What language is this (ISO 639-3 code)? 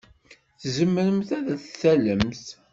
kab